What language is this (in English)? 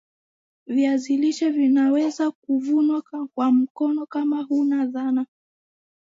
Swahili